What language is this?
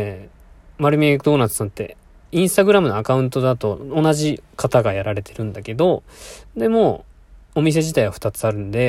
Japanese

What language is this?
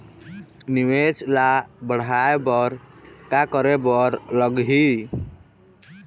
Chhattisgarhi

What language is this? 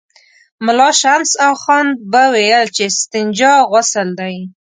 Pashto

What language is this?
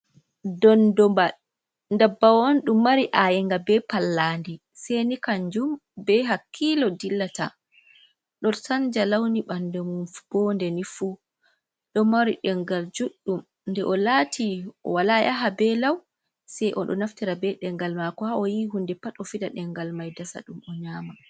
Fula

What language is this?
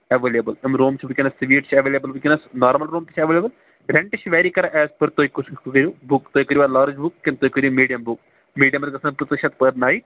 Kashmiri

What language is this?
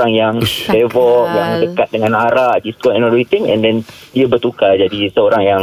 Malay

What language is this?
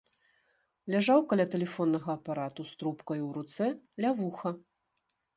Belarusian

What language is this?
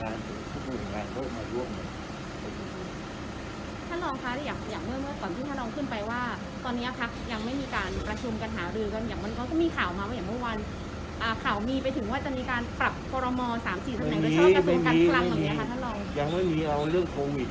Thai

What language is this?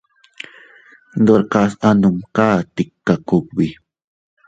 Teutila Cuicatec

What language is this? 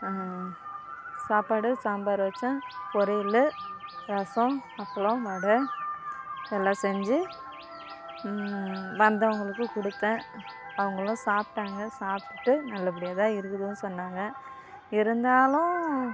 Tamil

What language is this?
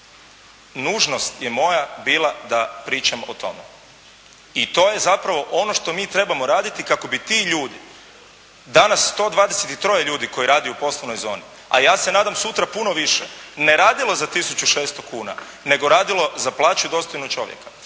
Croatian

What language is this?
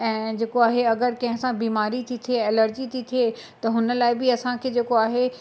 Sindhi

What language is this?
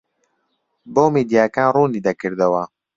Central Kurdish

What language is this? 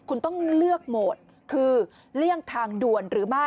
Thai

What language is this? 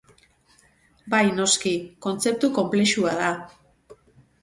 Basque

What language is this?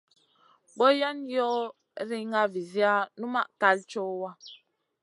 Masana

